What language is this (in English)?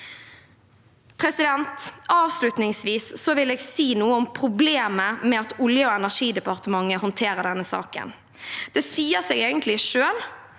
Norwegian